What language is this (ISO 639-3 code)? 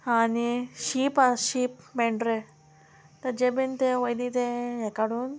kok